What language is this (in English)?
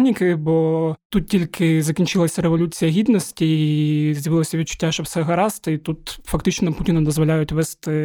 Ukrainian